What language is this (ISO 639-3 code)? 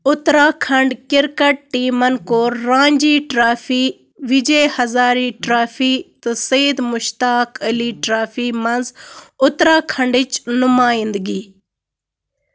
kas